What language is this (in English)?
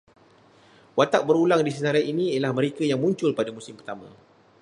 Malay